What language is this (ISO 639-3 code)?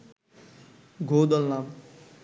ben